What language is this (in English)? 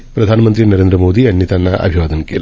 Marathi